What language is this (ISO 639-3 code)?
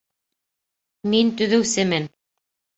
bak